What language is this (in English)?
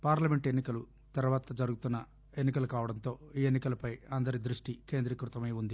Telugu